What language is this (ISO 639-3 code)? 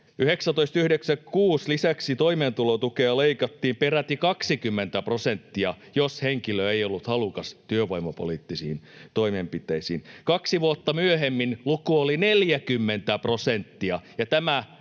fin